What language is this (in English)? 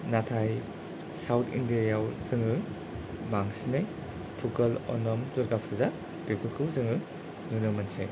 Bodo